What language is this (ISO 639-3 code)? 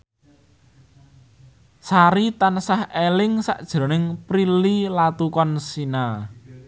jav